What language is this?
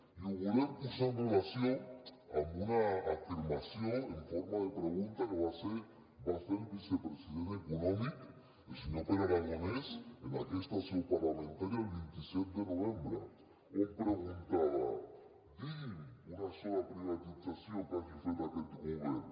Catalan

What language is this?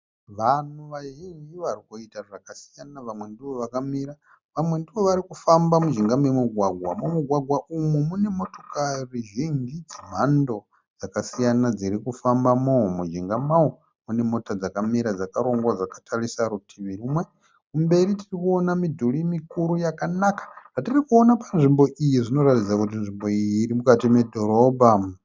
Shona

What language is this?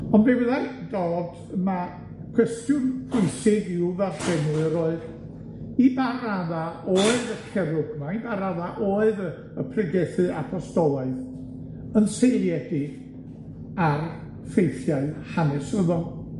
Welsh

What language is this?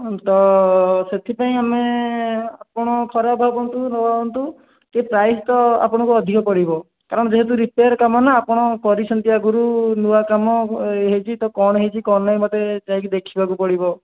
Odia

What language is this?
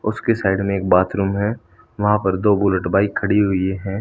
Hindi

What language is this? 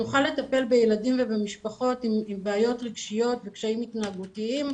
Hebrew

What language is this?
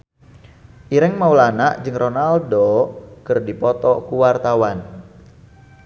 Sundanese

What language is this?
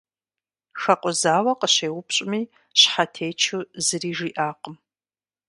Kabardian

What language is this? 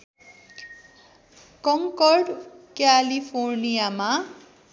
Nepali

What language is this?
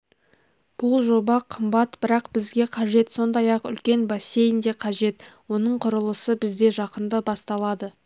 Kazakh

